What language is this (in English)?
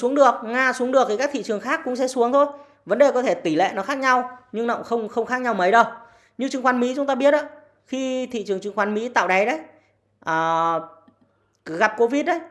Vietnamese